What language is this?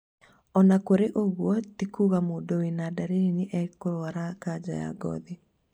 Kikuyu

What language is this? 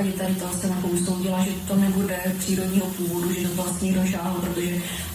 Slovak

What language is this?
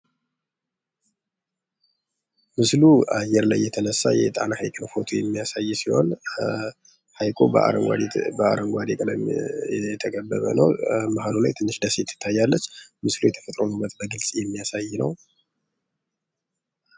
Amharic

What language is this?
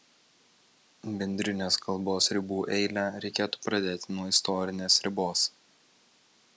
Lithuanian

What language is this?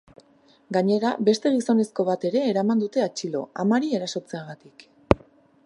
Basque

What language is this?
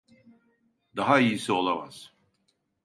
Turkish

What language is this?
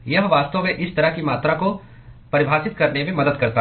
Hindi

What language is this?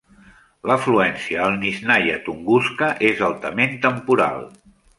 Catalan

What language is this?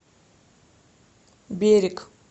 Russian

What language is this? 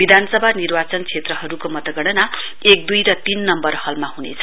Nepali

